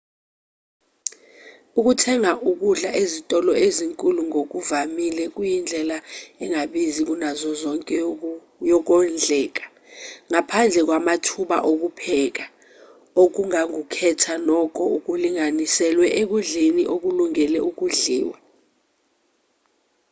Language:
Zulu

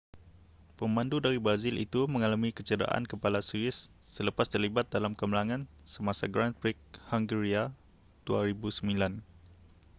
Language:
Malay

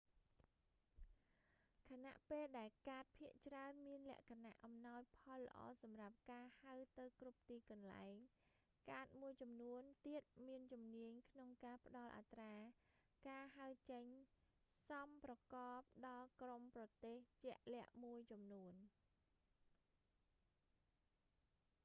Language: Khmer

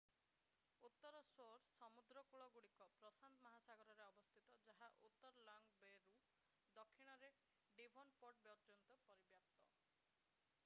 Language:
Odia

